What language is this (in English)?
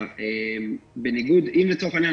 Hebrew